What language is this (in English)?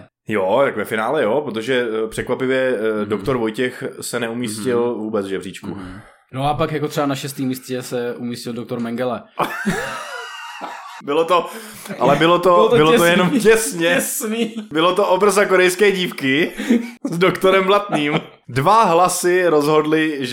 Czech